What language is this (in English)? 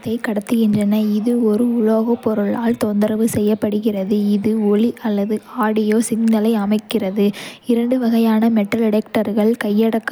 Kota (India)